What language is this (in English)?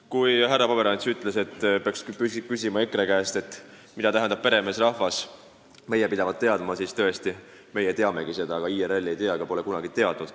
Estonian